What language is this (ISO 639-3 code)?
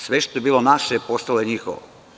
srp